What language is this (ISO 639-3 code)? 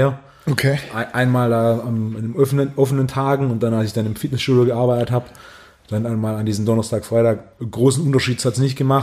deu